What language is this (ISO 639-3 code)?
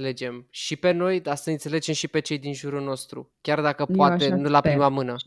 ron